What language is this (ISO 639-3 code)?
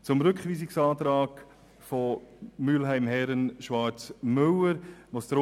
gsw